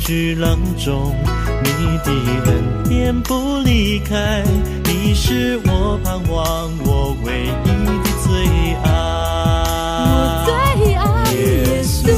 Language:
Chinese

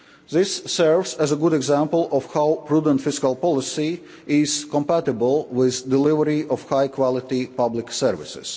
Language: English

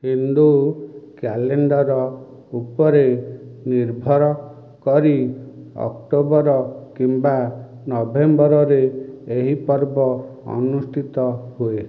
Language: Odia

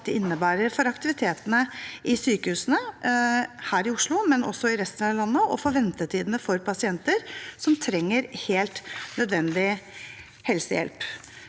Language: Norwegian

